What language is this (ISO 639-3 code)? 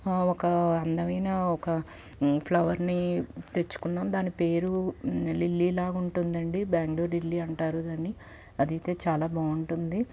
tel